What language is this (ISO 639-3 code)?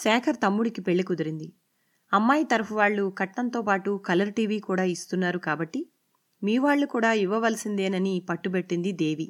tel